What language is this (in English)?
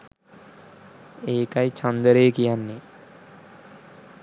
Sinhala